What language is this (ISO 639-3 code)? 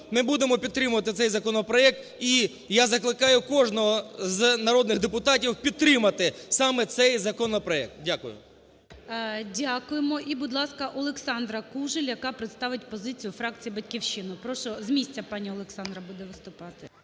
ukr